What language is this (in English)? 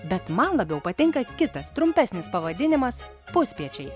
Lithuanian